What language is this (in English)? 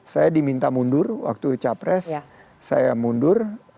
Indonesian